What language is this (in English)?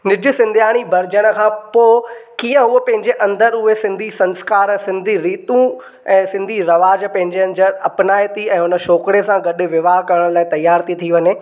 Sindhi